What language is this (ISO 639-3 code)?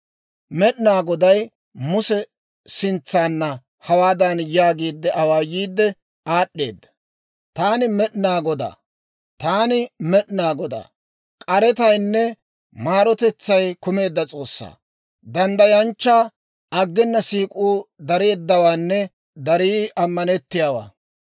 dwr